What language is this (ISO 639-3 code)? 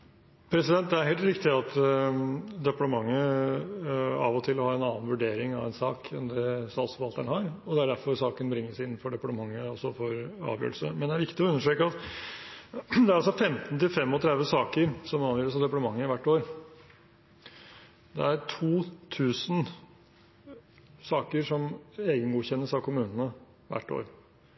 nor